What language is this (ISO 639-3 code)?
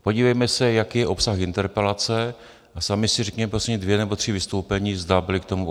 ces